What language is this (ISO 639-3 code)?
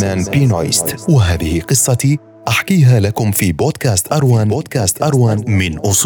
ara